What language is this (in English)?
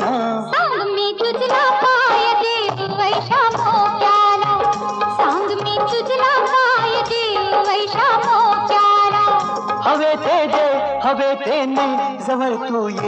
Hindi